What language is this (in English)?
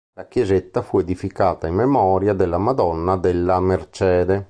Italian